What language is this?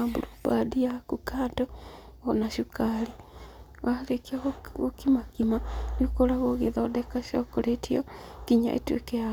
Kikuyu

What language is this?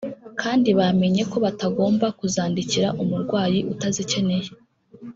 Kinyarwanda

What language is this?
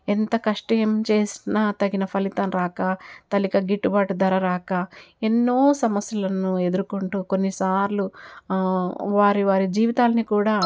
Telugu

